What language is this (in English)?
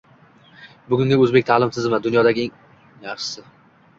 Uzbek